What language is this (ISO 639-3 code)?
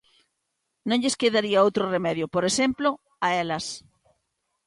glg